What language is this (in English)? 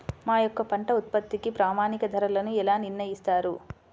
Telugu